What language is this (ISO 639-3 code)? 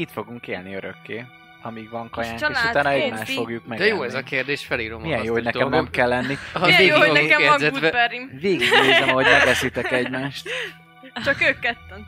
hun